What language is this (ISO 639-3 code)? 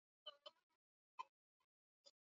swa